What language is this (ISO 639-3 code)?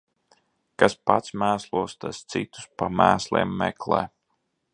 lav